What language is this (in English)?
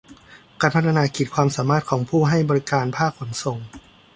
Thai